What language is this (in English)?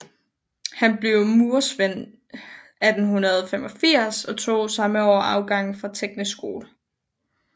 Danish